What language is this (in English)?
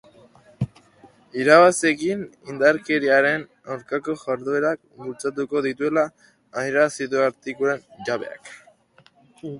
Basque